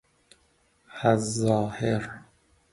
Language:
Persian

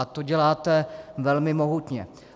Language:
Czech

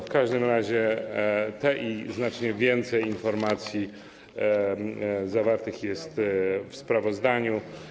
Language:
Polish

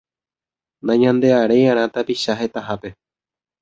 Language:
Guarani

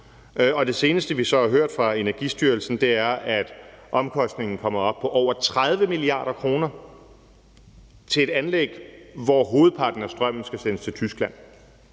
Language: Danish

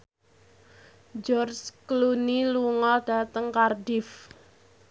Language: Javanese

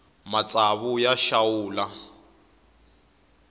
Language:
Tsonga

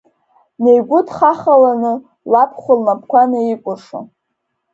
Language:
Abkhazian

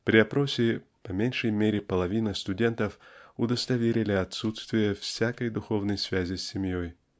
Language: Russian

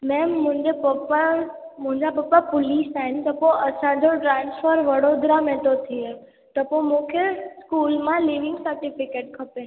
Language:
Sindhi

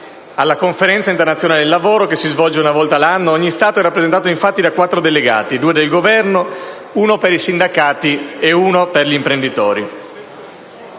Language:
Italian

